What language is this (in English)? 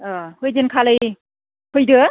Bodo